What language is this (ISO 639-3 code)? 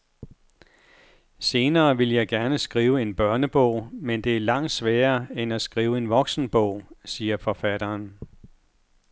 dan